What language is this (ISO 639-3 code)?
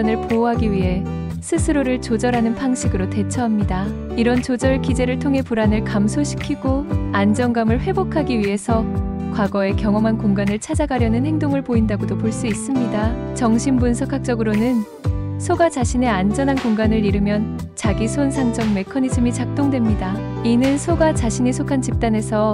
kor